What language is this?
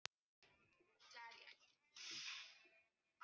Icelandic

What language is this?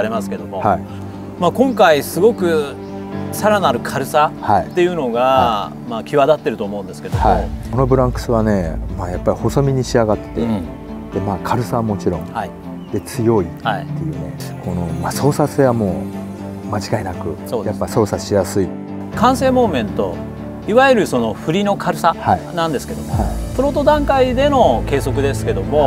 Japanese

